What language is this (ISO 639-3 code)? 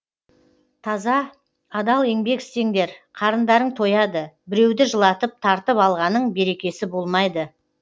kaz